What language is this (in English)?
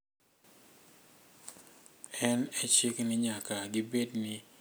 Luo (Kenya and Tanzania)